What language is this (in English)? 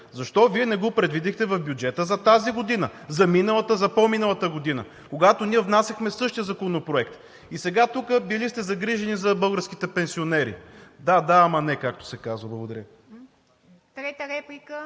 Bulgarian